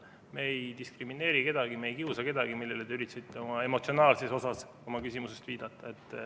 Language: Estonian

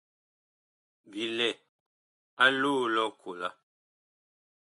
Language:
Bakoko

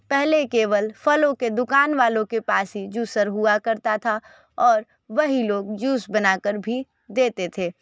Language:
Hindi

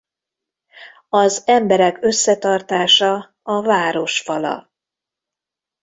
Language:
Hungarian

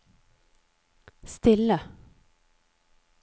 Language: Norwegian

